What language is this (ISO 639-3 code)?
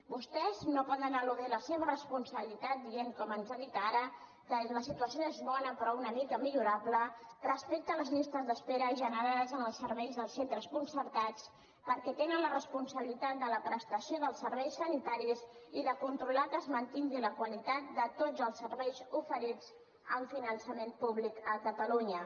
cat